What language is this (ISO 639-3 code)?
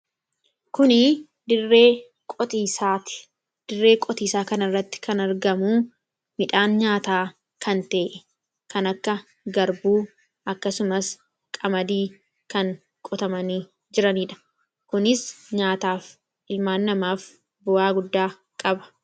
orm